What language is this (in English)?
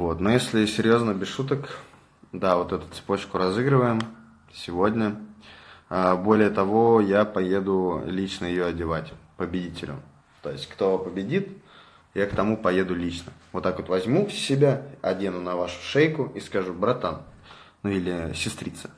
Russian